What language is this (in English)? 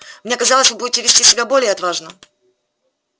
Russian